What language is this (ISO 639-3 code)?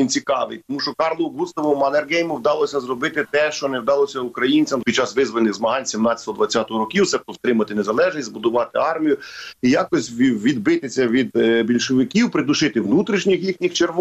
ukr